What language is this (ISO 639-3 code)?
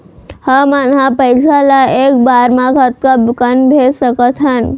hne